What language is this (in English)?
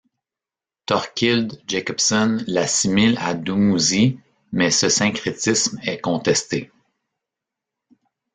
French